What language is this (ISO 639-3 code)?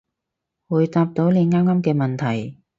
yue